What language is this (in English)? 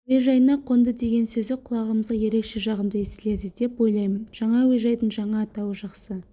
Kazakh